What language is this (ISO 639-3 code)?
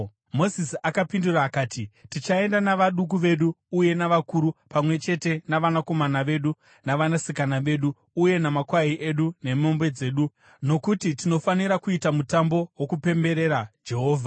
sna